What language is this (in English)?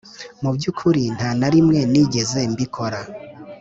Kinyarwanda